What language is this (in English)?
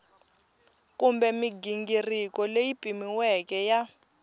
Tsonga